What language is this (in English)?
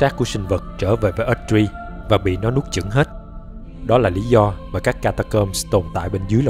Vietnamese